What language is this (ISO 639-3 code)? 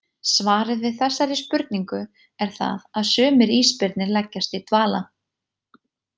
isl